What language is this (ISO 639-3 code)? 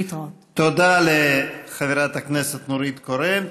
heb